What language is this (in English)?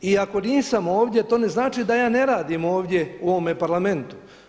Croatian